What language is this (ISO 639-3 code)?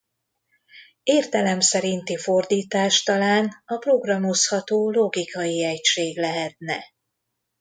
hun